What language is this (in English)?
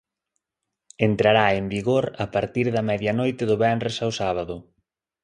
Galician